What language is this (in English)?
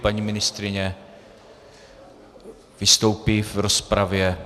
Czech